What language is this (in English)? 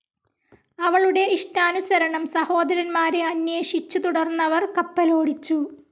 Malayalam